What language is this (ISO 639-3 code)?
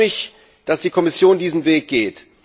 deu